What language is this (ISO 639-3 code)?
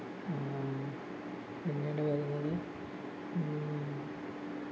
mal